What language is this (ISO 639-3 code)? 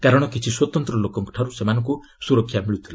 ori